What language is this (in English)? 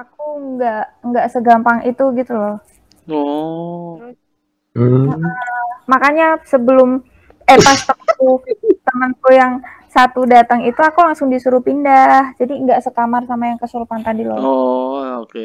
Indonesian